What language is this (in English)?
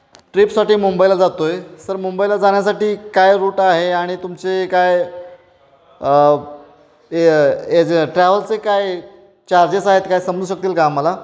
Marathi